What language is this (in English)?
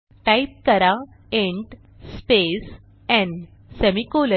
Marathi